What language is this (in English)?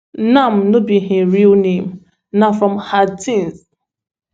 Nigerian Pidgin